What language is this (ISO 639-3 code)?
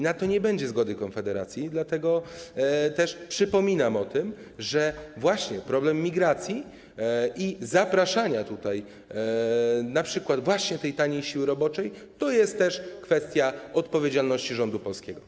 pol